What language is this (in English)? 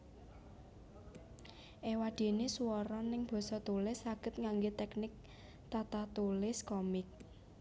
Javanese